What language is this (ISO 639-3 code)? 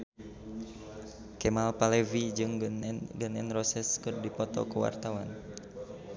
sun